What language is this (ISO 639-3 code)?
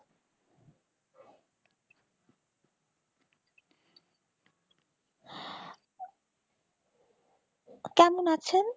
ben